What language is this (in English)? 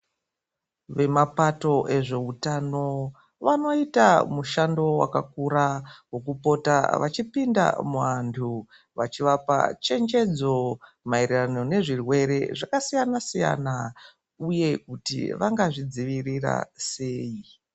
Ndau